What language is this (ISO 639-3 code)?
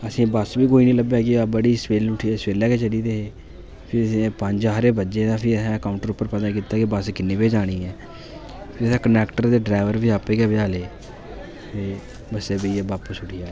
doi